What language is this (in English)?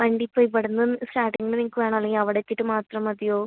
Malayalam